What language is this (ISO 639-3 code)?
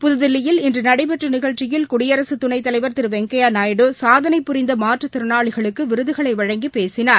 tam